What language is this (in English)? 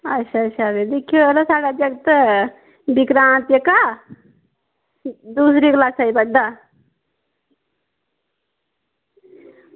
Dogri